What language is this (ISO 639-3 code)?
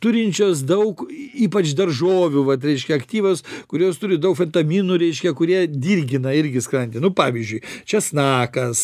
lit